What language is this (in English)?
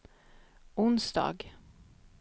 Swedish